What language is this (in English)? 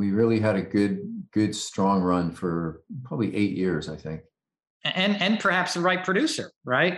English